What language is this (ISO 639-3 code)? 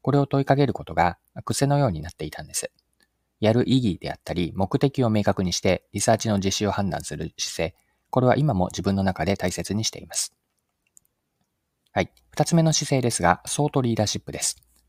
jpn